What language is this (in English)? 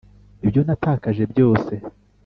Kinyarwanda